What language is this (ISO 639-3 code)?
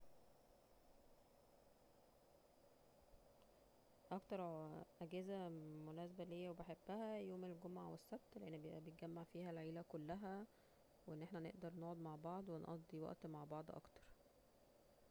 arz